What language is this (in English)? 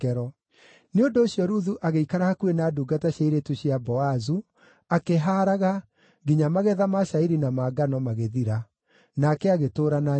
Kikuyu